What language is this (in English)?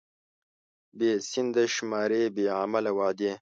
Pashto